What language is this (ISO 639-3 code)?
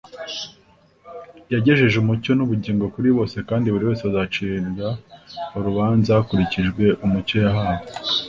kin